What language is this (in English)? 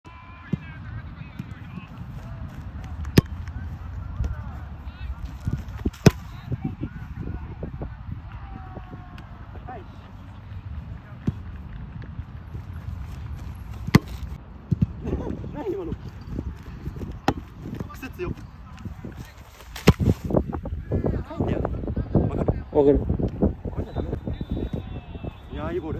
Japanese